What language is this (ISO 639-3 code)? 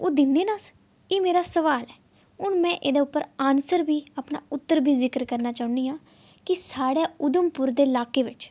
doi